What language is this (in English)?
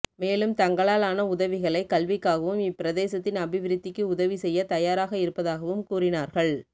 Tamil